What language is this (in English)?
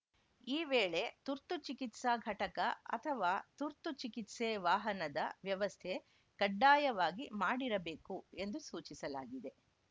Kannada